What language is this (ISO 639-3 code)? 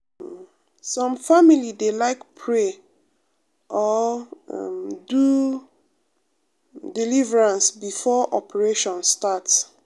pcm